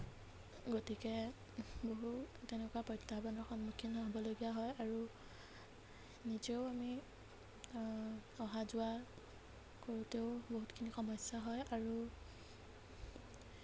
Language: Assamese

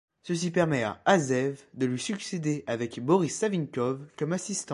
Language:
French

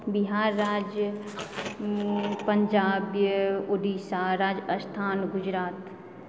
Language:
Maithili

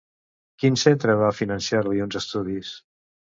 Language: Catalan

